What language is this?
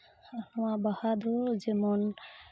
Santali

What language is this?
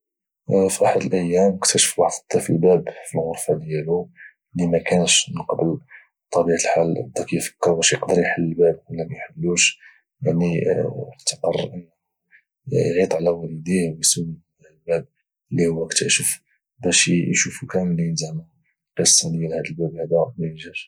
Moroccan Arabic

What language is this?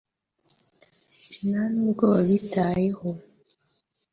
Kinyarwanda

